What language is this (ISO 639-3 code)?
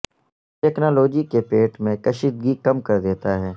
urd